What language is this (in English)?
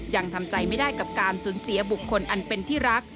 Thai